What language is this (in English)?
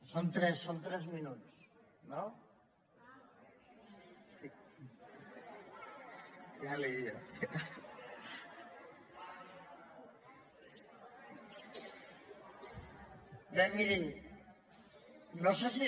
Catalan